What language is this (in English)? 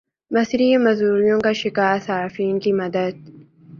Urdu